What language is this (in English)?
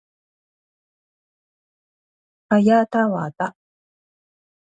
Japanese